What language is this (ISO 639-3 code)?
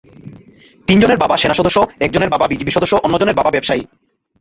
ben